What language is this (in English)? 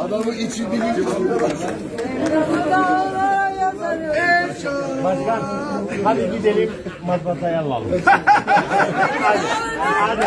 Turkish